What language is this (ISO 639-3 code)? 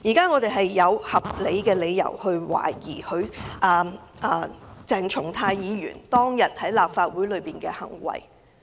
yue